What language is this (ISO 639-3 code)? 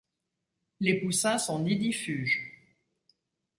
fra